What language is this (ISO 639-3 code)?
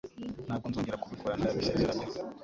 kin